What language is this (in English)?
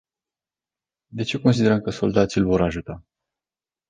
Romanian